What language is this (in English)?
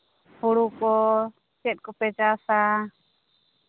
Santali